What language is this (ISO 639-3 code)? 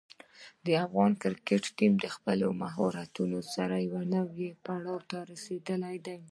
pus